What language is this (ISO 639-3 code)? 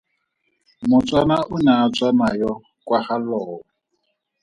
tsn